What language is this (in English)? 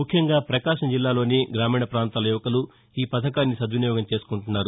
Telugu